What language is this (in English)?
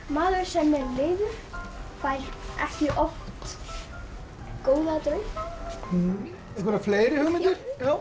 Icelandic